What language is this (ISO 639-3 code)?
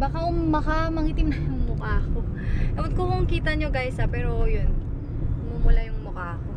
fil